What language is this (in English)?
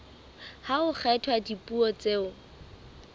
Southern Sotho